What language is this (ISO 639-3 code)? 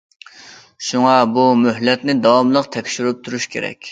uig